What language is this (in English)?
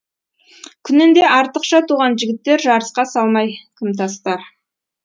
Kazakh